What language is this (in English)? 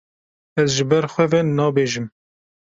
Kurdish